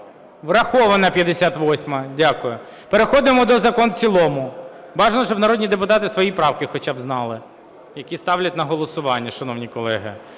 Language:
Ukrainian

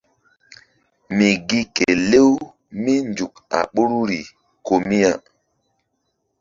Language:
Mbum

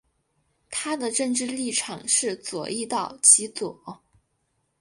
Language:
Chinese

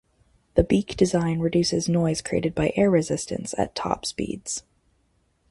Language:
English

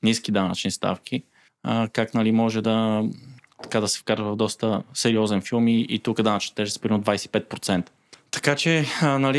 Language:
Bulgarian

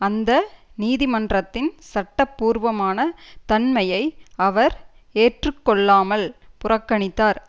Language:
Tamil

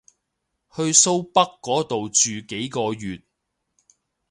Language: Cantonese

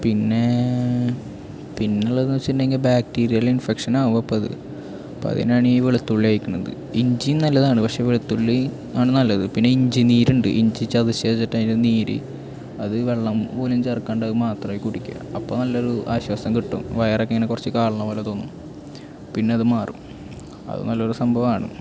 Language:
Malayalam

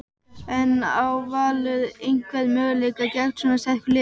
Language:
Icelandic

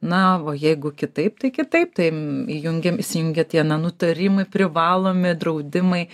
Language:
Lithuanian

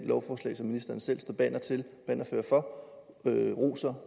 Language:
Danish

